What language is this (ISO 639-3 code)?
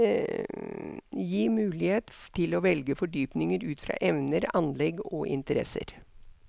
nor